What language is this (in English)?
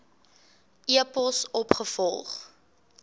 Afrikaans